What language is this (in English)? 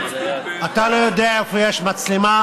Hebrew